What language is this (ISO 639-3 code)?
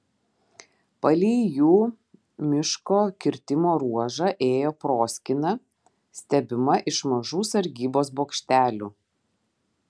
lit